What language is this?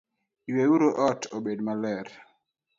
Luo (Kenya and Tanzania)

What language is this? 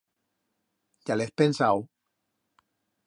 Aragonese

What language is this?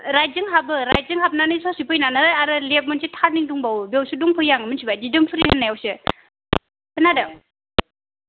Bodo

